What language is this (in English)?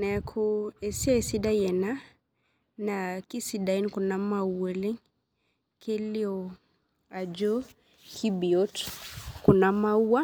Masai